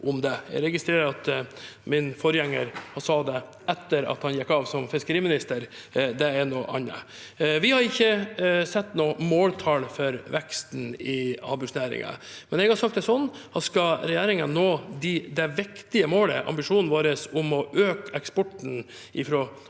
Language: Norwegian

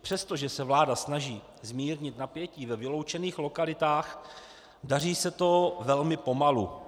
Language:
Czech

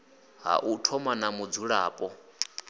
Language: Venda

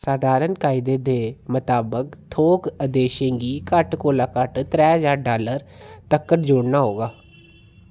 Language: Dogri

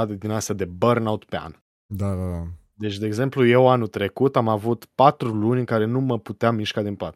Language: Romanian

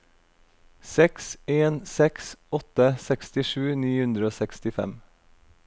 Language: Norwegian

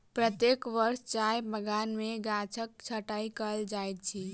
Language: Maithili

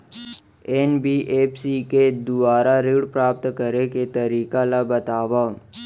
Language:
Chhattisgarhi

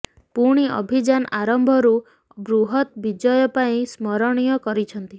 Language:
Odia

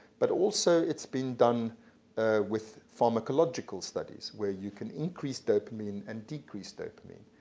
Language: English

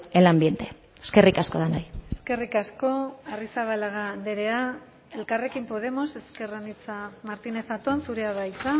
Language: Basque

